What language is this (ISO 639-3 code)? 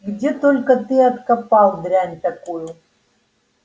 rus